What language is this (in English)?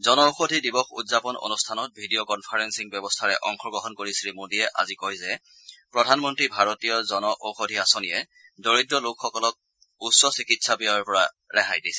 Assamese